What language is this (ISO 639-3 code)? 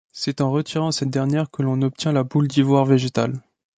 fra